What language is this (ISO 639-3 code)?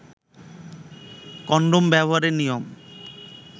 ben